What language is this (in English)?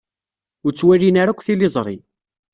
Kabyle